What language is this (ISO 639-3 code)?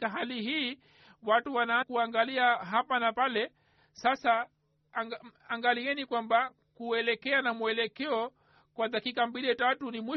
swa